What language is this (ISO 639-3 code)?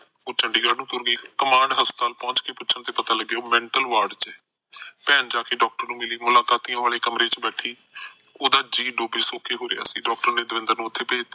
pan